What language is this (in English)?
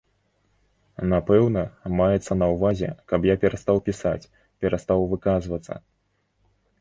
Belarusian